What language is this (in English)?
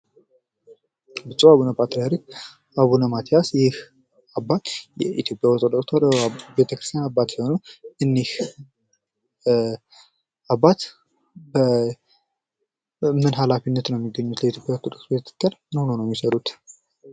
Amharic